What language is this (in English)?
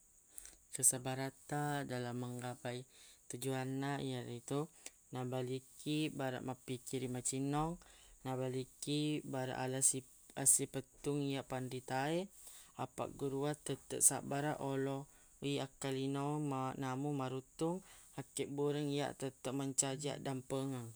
Buginese